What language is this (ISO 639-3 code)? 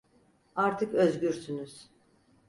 tur